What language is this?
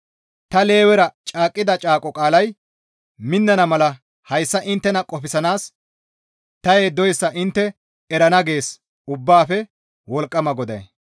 Gamo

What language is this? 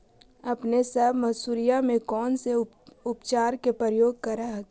Magahi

